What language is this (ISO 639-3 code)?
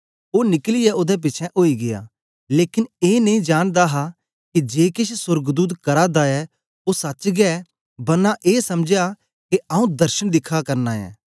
doi